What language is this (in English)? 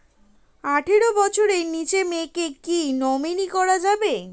Bangla